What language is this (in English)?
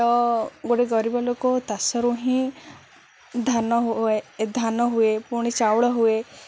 Odia